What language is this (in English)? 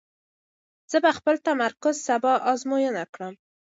Pashto